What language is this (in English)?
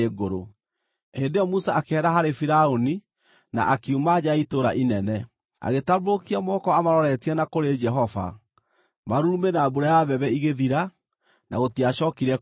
Kikuyu